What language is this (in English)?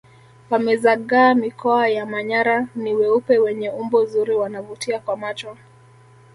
Swahili